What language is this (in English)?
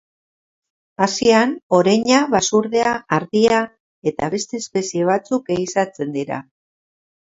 Basque